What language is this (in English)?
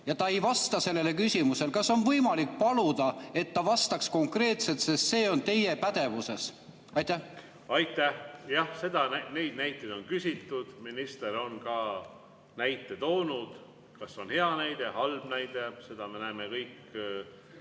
Estonian